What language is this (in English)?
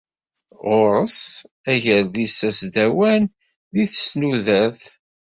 Kabyle